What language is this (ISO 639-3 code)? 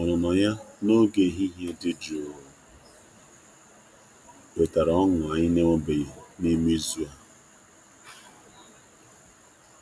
ibo